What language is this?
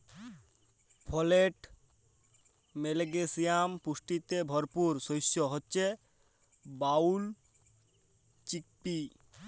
Bangla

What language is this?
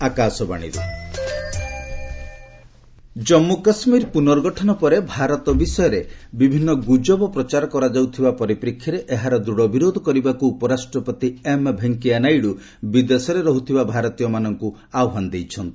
Odia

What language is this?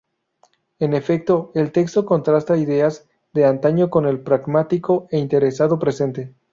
Spanish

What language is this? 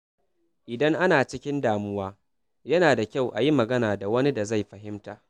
Hausa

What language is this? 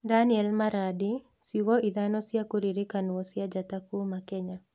Kikuyu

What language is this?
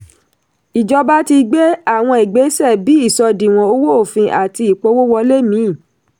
Yoruba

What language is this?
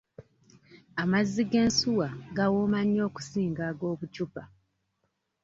Ganda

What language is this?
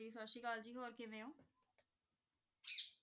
Punjabi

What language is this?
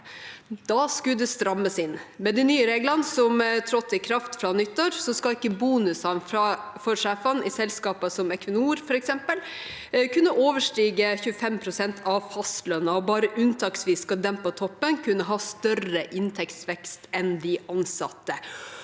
Norwegian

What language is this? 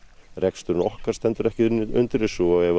Icelandic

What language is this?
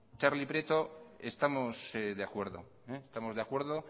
Spanish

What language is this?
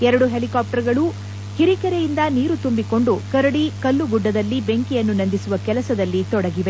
Kannada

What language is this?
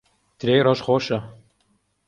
Central Kurdish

